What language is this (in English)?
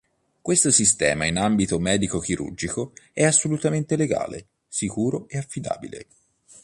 Italian